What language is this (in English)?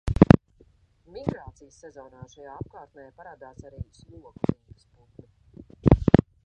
Latvian